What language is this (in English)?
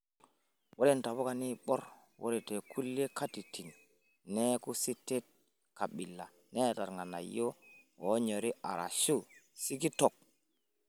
Masai